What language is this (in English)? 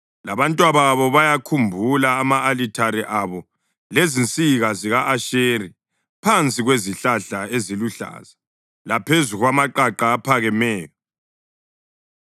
North Ndebele